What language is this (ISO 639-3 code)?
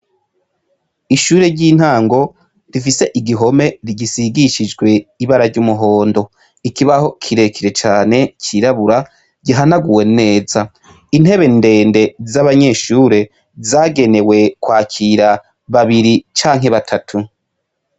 run